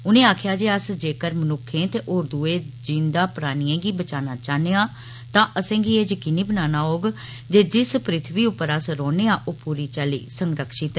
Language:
Dogri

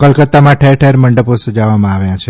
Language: Gujarati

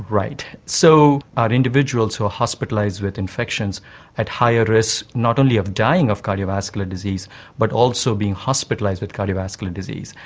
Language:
English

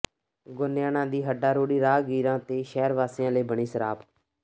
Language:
Punjabi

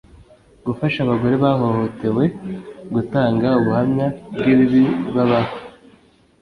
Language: Kinyarwanda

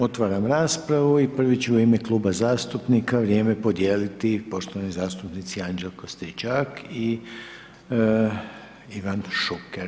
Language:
Croatian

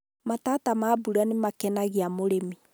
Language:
Kikuyu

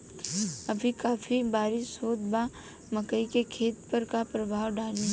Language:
Bhojpuri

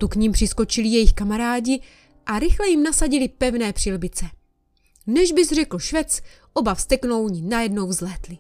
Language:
Czech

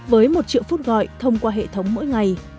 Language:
Vietnamese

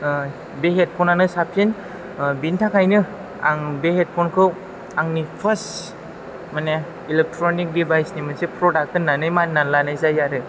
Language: Bodo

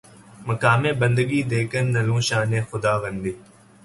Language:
Urdu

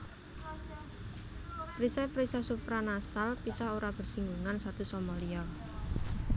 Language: Javanese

